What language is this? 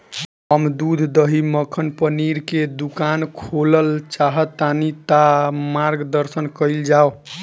Bhojpuri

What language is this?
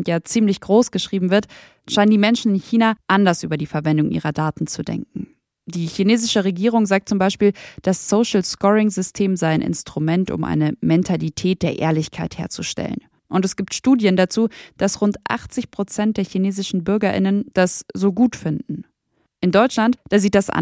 German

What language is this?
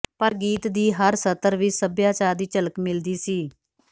Punjabi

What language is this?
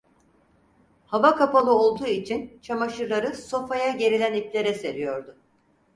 Turkish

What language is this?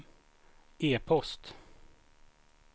Swedish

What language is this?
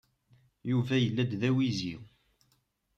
Kabyle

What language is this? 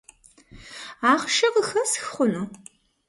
Kabardian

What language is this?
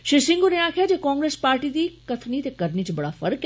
Dogri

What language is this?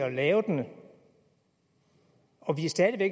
Danish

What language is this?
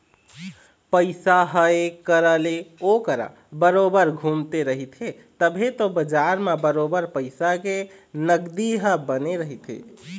Chhattisgarhi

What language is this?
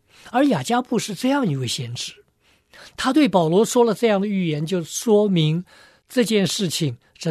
Chinese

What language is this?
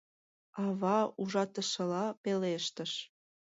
Mari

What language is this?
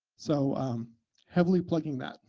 English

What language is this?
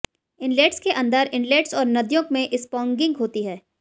Hindi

